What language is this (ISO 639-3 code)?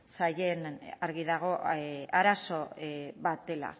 eus